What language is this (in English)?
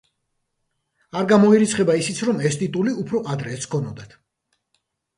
Georgian